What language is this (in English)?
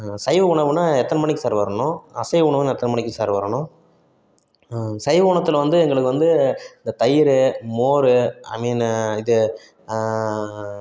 Tamil